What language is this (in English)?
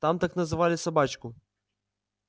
Russian